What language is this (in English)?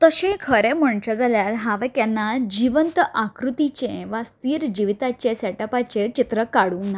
Konkani